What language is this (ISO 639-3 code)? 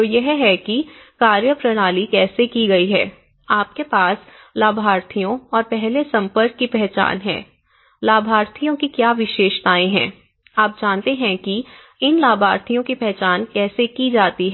hin